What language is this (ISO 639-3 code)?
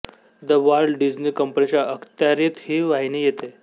mar